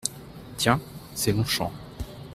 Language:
French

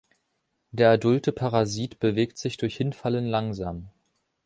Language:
German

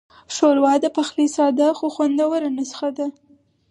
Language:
Pashto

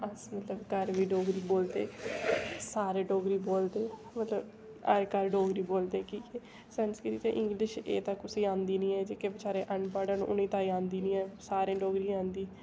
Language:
Dogri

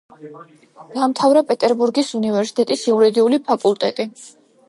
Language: Georgian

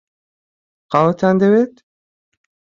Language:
Central Kurdish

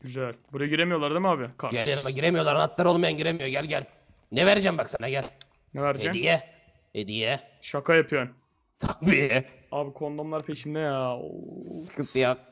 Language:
Turkish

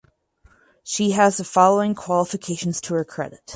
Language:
English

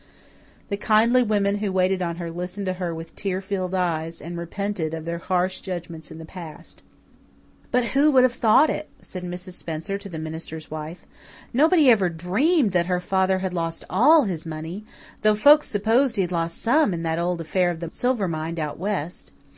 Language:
English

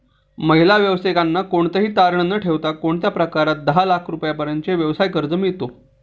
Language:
Marathi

